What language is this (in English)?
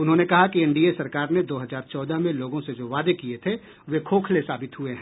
Hindi